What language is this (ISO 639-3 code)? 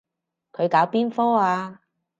yue